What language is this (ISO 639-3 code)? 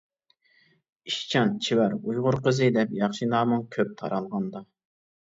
uig